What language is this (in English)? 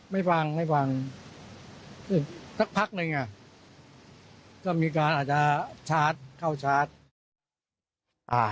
Thai